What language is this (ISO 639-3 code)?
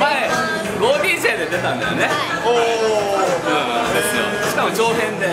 jpn